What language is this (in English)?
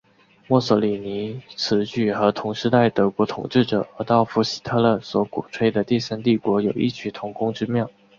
Chinese